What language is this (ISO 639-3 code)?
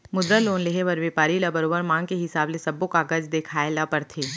hne